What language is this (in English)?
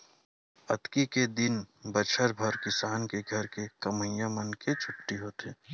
Chhattisgarhi